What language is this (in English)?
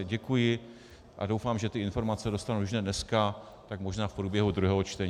Czech